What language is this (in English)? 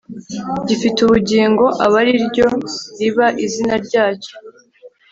Kinyarwanda